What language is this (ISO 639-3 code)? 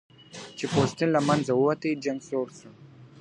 pus